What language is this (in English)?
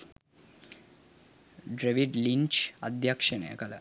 Sinhala